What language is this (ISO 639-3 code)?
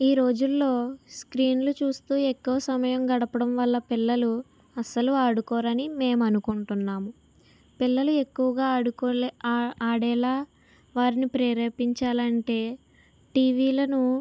tel